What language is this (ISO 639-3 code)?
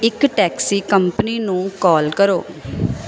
pan